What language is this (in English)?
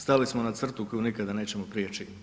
Croatian